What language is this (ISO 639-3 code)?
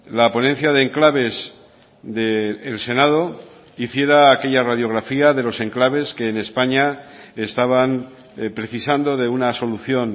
spa